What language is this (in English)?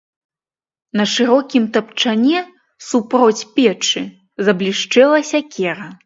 Belarusian